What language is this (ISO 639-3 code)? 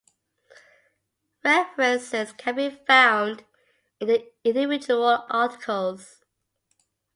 eng